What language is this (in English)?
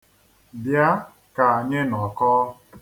Igbo